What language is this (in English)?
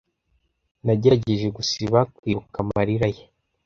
Kinyarwanda